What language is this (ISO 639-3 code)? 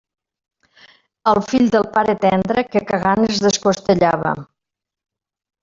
cat